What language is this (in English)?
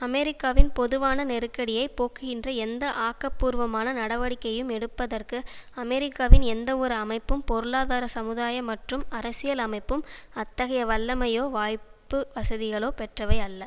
Tamil